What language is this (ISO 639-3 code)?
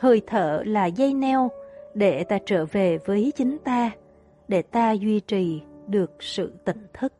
vie